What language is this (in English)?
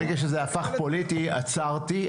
Hebrew